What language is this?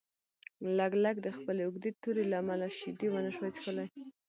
Pashto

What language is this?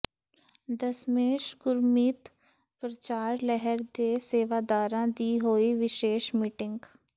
Punjabi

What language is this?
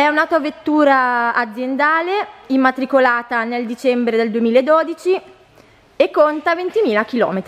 Italian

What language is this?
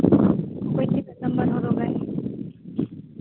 Santali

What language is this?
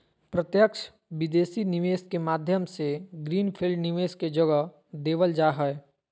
Magahi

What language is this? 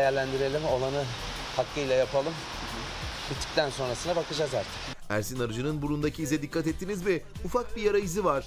Turkish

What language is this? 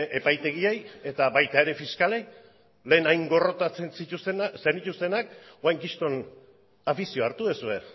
Basque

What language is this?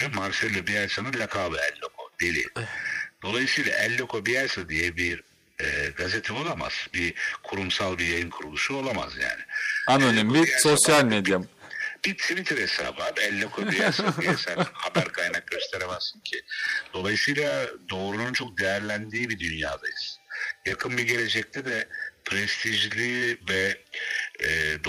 Turkish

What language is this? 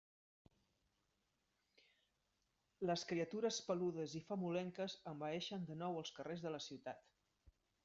Catalan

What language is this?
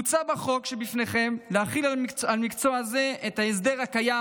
Hebrew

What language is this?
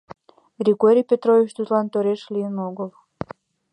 Mari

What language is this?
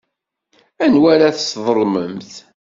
Kabyle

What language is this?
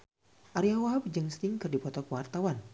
Sundanese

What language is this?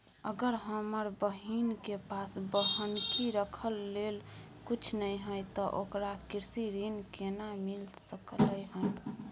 Maithili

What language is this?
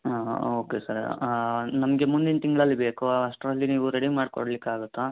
Kannada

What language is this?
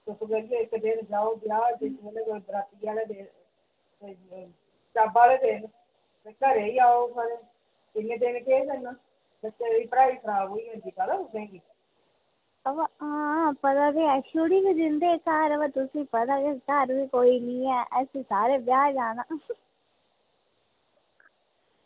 Dogri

